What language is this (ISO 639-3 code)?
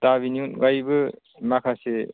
brx